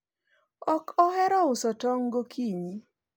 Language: Luo (Kenya and Tanzania)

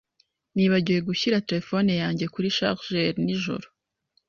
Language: Kinyarwanda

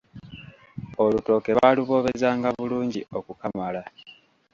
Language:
Ganda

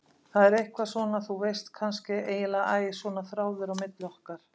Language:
Icelandic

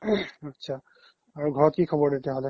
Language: Assamese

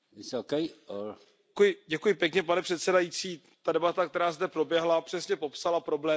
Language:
Czech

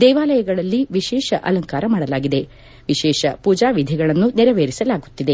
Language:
Kannada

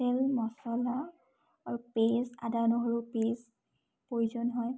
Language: Assamese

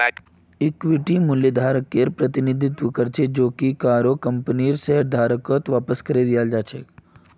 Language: Magahi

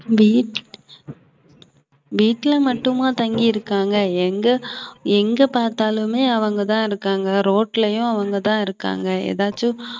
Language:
Tamil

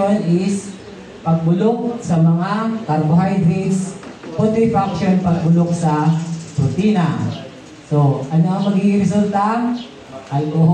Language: Filipino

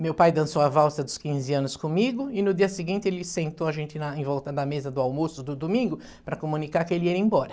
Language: Portuguese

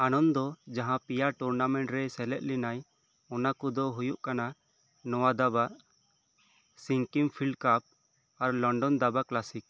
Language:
Santali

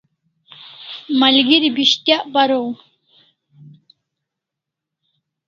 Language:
Kalasha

